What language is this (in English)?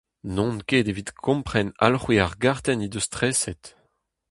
Breton